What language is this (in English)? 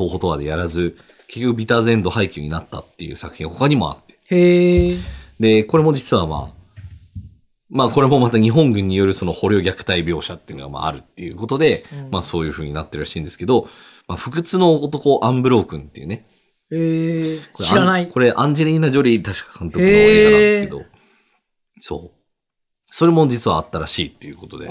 Japanese